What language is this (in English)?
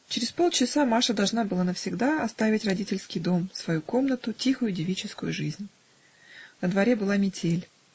Russian